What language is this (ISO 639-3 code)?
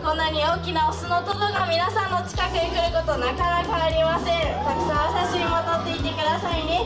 jpn